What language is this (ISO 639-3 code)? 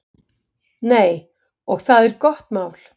isl